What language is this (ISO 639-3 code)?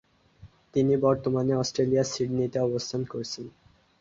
ben